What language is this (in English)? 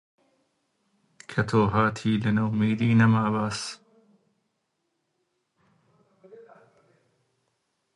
Central Kurdish